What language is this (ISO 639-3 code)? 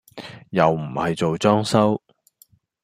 yue